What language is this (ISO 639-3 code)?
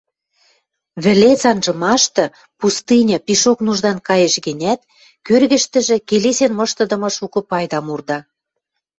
mrj